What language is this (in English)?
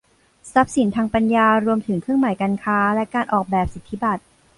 Thai